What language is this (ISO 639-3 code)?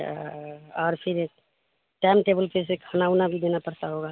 urd